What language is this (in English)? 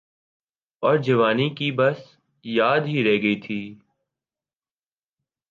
Urdu